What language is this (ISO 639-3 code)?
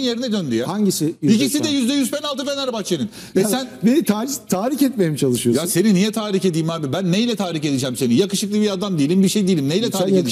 tur